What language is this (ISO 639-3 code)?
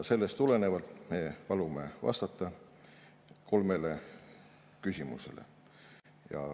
est